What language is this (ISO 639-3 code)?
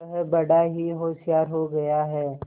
hin